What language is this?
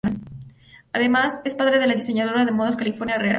Spanish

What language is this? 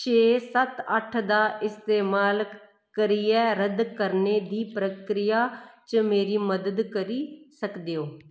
Dogri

